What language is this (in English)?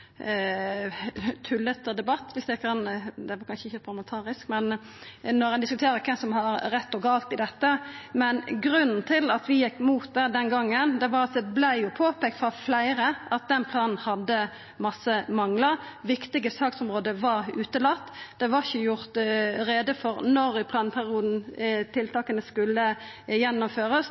Norwegian Nynorsk